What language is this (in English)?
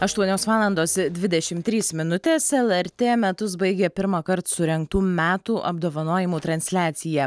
Lithuanian